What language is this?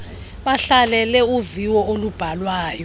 Xhosa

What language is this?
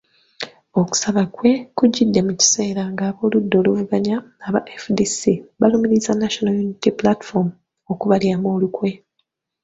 Ganda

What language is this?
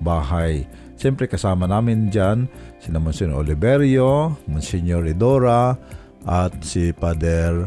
Filipino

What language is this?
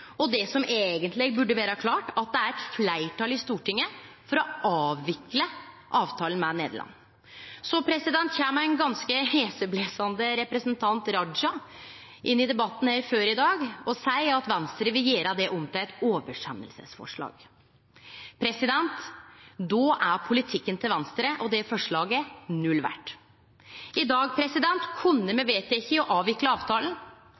Norwegian Nynorsk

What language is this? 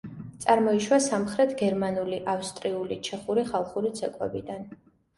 Georgian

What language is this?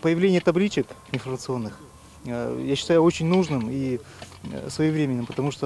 Russian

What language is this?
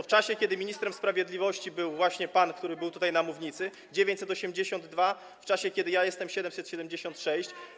Polish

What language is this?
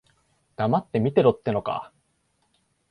Japanese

